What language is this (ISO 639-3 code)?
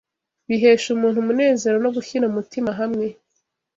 kin